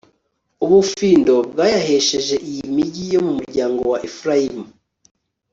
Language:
Kinyarwanda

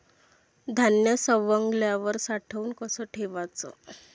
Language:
Marathi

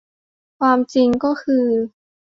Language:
Thai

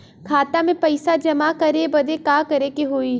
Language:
Bhojpuri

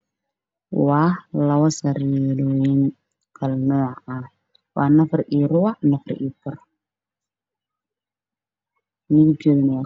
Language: Somali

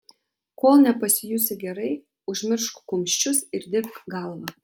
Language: Lithuanian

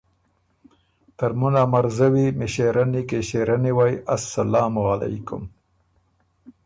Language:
Ormuri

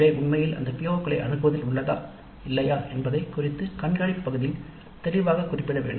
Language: Tamil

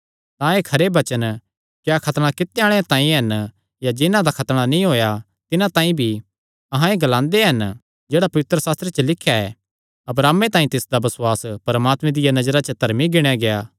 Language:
Kangri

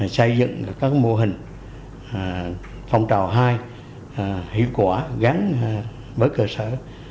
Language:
Vietnamese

